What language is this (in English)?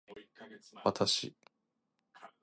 Japanese